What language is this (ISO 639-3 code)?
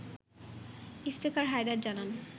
ben